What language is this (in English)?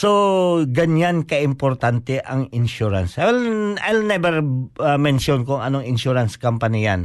Filipino